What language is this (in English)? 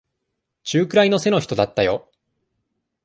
Japanese